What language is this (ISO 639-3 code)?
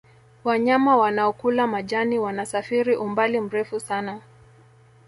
swa